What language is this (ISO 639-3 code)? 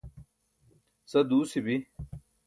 bsk